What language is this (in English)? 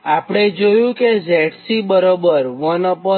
Gujarati